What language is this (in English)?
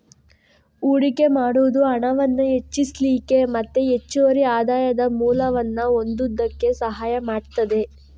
Kannada